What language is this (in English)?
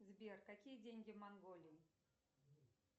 Russian